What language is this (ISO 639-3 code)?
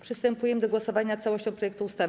pol